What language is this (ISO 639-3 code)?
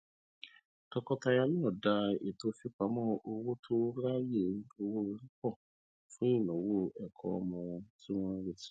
yor